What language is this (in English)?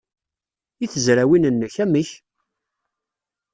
Kabyle